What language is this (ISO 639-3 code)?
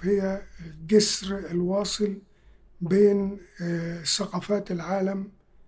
ara